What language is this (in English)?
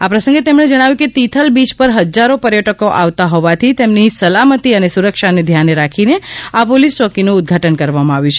Gujarati